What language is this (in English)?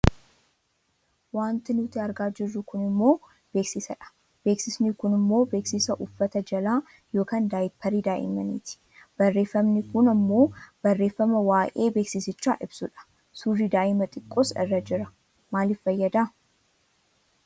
Oromo